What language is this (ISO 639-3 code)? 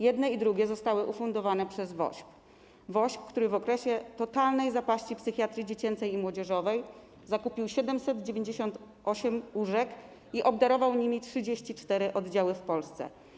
pol